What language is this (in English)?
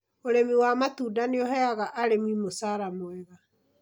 Kikuyu